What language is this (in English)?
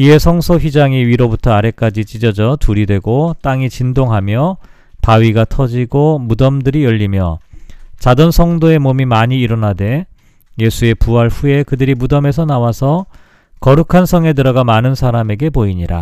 Korean